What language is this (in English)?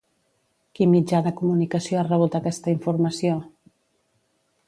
Catalan